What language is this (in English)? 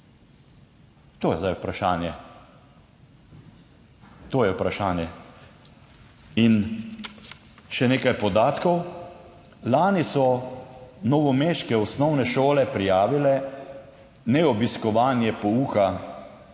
Slovenian